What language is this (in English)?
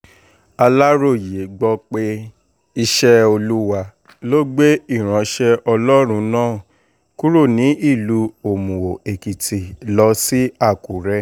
Yoruba